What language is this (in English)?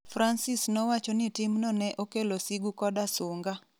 Luo (Kenya and Tanzania)